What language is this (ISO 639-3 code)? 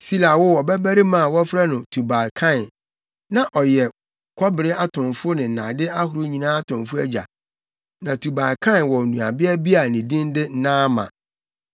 aka